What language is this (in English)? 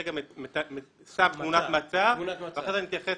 Hebrew